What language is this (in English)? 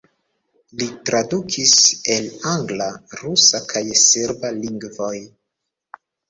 Esperanto